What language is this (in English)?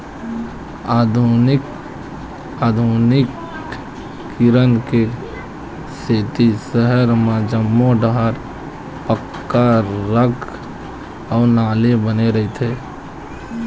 Chhattisgarhi